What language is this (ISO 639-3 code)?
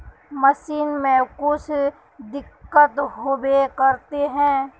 mag